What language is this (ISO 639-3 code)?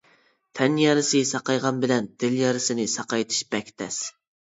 uig